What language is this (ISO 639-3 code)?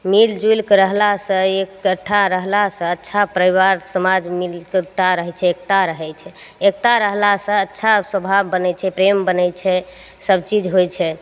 mai